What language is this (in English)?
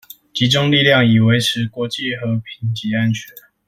Chinese